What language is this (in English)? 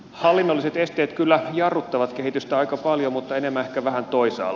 Finnish